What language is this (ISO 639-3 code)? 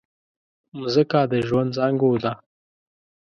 pus